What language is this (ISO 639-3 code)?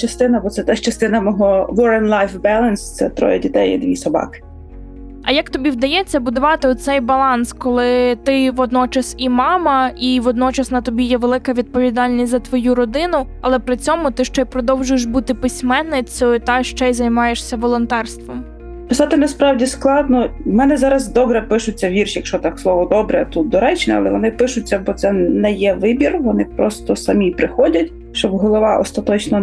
ukr